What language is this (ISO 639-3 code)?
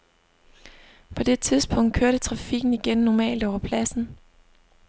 dan